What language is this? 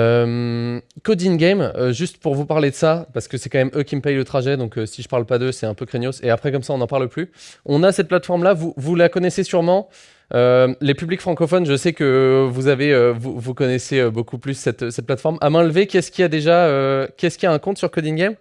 French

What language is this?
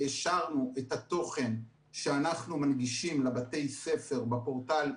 Hebrew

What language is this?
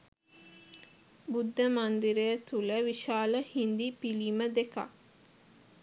Sinhala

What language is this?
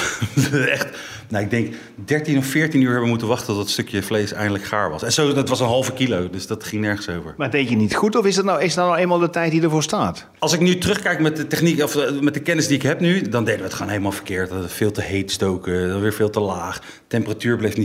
Dutch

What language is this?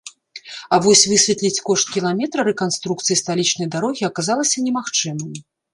Belarusian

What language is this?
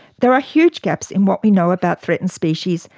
English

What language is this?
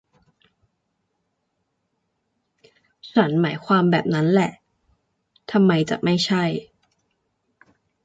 Thai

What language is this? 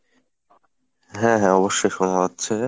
Bangla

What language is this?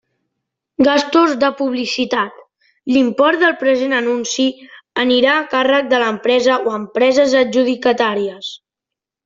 Catalan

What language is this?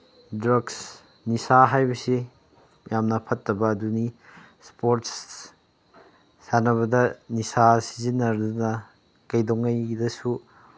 Manipuri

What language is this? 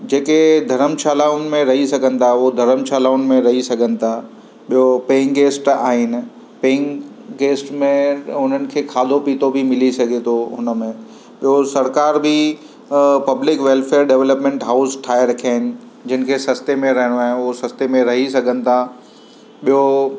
Sindhi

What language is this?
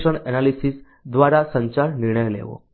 Gujarati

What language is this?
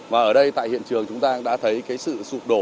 Vietnamese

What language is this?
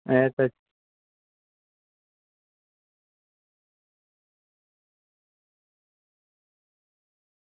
Gujarati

